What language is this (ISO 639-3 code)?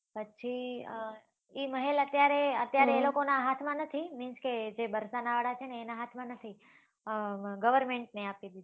guj